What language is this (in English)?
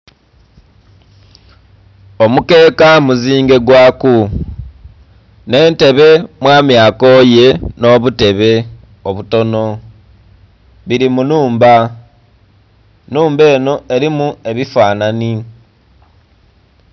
Soga